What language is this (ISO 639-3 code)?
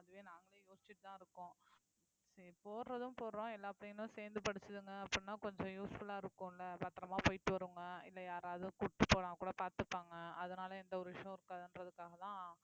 tam